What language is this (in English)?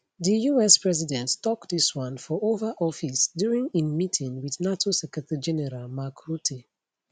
Nigerian Pidgin